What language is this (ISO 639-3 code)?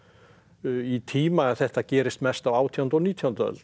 isl